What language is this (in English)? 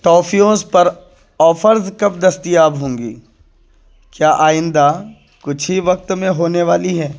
Urdu